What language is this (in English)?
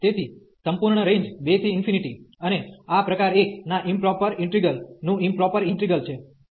Gujarati